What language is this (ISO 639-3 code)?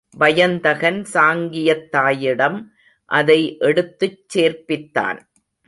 tam